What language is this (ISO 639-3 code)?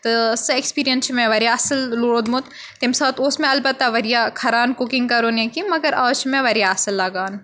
kas